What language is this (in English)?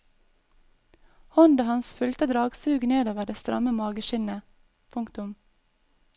Norwegian